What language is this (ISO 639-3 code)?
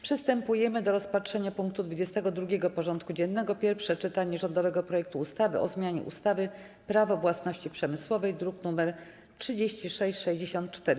pol